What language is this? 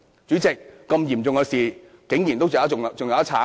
Cantonese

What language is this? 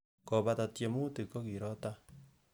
Kalenjin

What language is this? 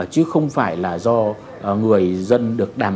Vietnamese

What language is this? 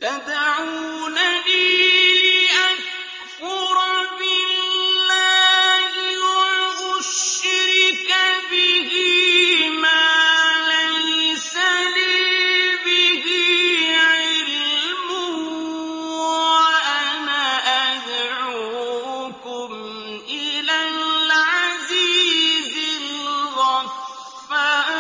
Arabic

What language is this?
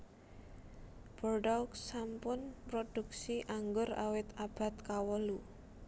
Javanese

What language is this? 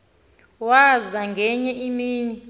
Xhosa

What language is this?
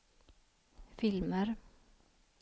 Swedish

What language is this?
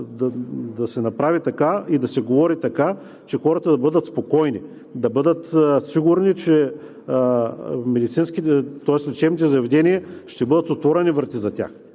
Bulgarian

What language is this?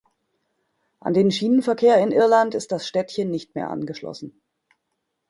German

